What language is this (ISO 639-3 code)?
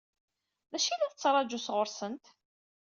kab